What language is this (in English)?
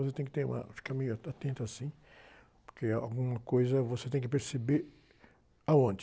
Portuguese